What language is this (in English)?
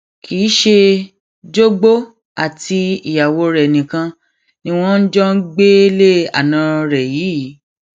Yoruba